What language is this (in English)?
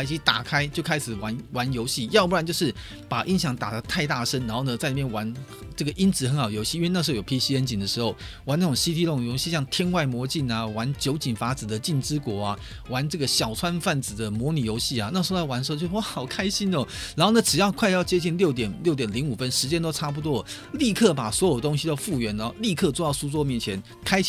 Chinese